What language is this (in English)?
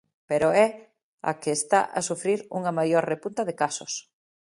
Galician